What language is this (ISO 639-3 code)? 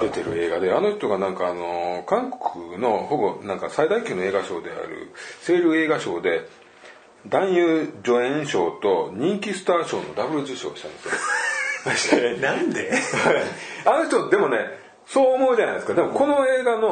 jpn